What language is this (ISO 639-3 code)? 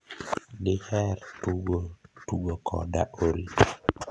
luo